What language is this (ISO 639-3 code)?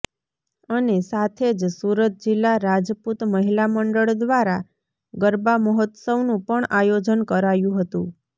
guj